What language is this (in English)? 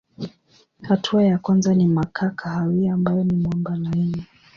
Swahili